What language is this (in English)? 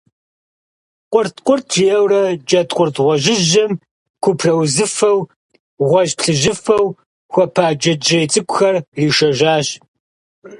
Kabardian